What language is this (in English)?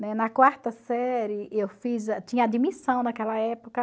Portuguese